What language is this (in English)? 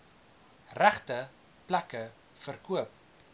Afrikaans